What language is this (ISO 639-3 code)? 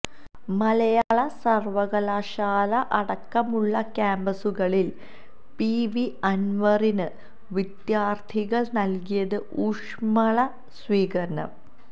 mal